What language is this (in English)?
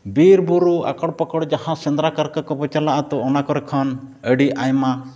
Santali